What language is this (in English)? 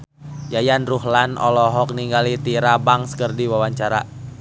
Sundanese